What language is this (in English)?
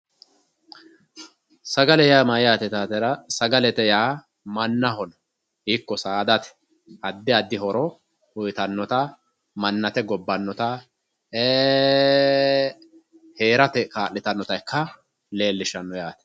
Sidamo